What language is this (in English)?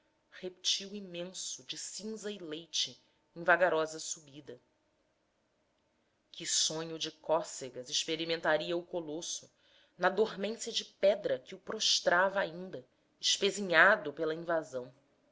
Portuguese